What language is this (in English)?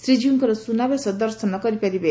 Odia